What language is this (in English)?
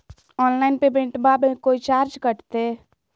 Magahi